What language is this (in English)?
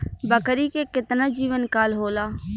Bhojpuri